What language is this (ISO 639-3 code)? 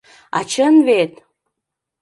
chm